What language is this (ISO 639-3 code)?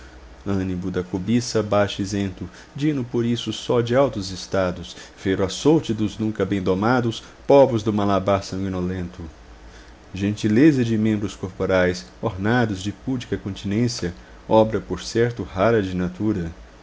por